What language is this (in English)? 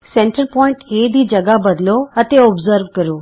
Punjabi